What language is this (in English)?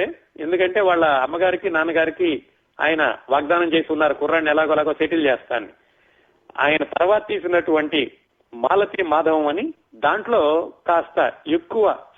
Telugu